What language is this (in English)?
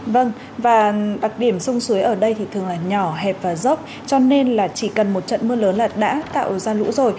Vietnamese